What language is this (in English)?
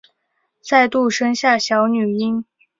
Chinese